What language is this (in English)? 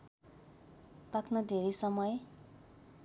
Nepali